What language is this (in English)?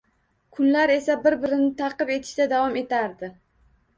Uzbek